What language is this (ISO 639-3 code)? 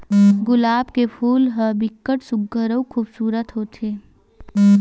hne